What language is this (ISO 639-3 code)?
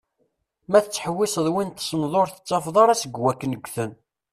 kab